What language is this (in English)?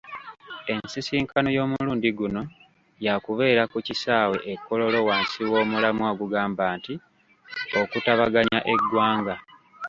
Ganda